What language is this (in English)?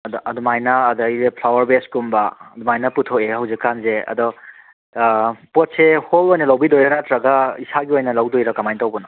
Manipuri